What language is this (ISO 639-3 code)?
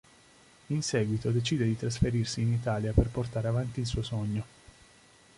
ita